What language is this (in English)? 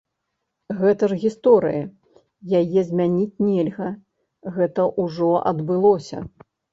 Belarusian